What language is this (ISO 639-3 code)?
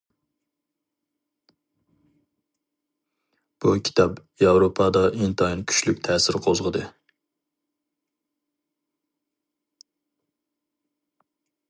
uig